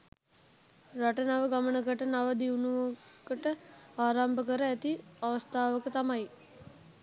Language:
Sinhala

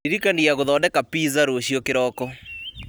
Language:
Kikuyu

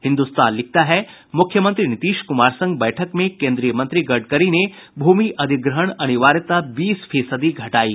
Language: Hindi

